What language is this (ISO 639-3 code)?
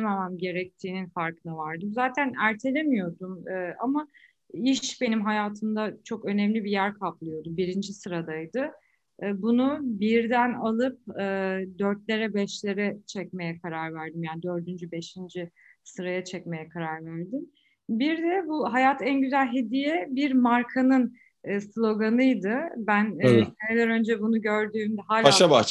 tur